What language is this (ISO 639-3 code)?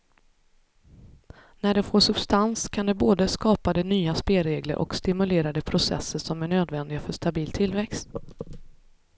swe